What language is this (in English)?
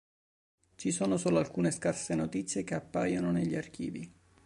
Italian